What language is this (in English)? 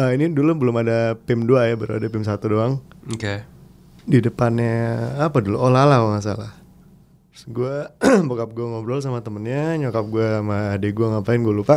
Indonesian